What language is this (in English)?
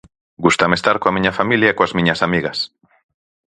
Galician